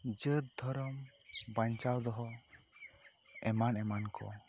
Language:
Santali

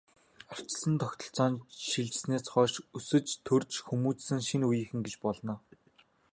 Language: Mongolian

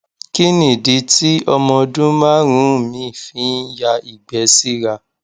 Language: Yoruba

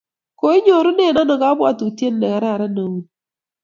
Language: Kalenjin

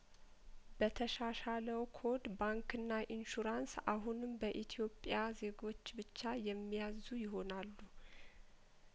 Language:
Amharic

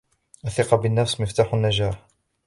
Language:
Arabic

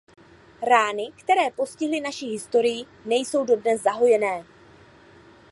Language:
Czech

